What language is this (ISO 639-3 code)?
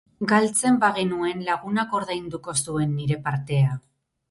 eus